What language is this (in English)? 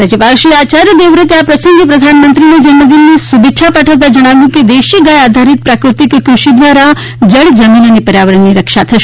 Gujarati